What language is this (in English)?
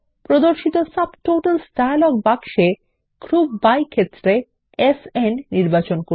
Bangla